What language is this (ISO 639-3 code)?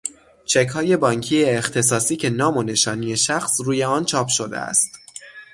fas